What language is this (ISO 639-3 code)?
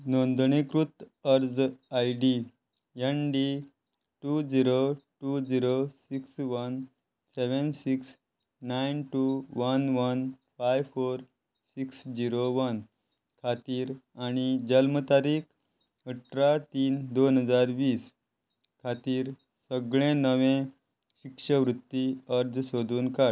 kok